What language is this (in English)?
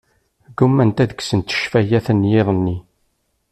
Kabyle